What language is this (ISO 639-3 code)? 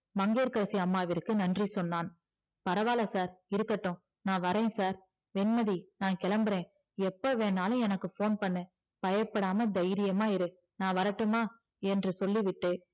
tam